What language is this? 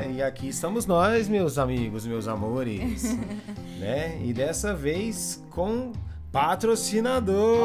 Portuguese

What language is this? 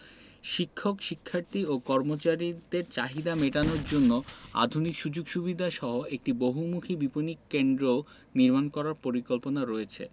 Bangla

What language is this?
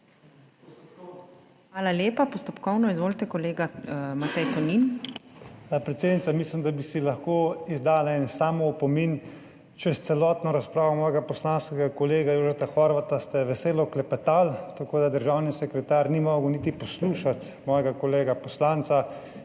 Slovenian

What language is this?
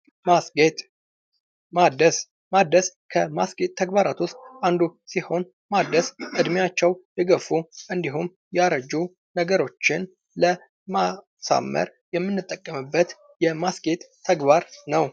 Amharic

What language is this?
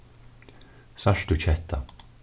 Faroese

